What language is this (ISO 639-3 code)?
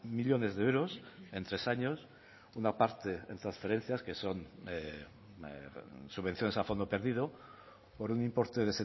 spa